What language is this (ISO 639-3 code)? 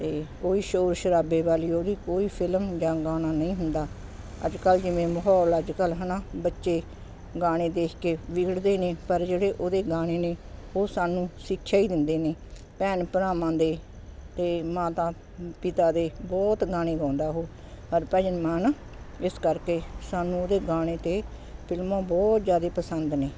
pan